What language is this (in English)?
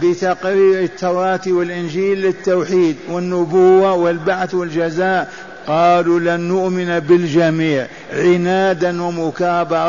Arabic